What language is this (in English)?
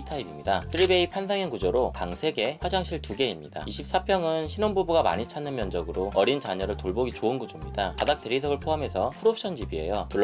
Korean